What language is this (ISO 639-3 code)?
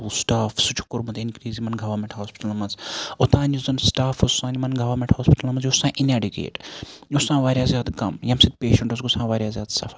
kas